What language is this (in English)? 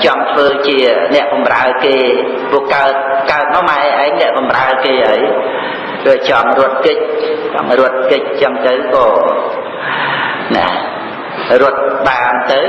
Khmer